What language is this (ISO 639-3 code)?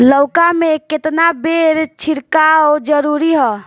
bho